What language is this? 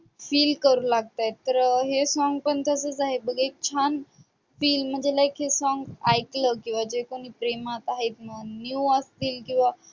Marathi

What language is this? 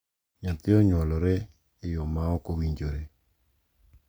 Luo (Kenya and Tanzania)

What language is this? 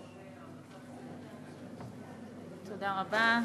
Hebrew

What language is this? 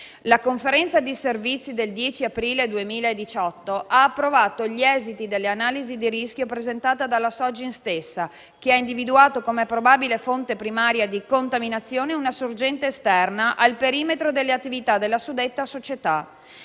Italian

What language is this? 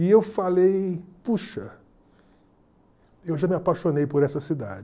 Portuguese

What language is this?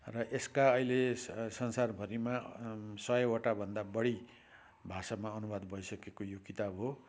Nepali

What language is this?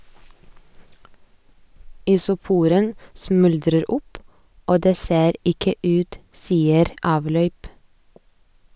Norwegian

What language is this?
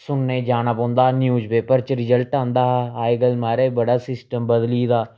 Dogri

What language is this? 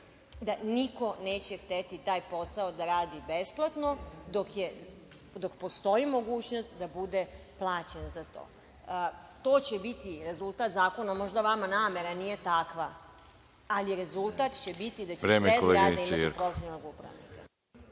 Serbian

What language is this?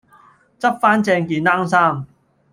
Cantonese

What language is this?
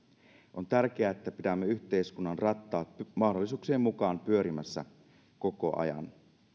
Finnish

